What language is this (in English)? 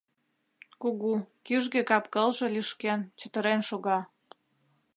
Mari